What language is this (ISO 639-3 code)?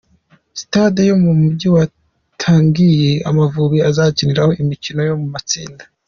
kin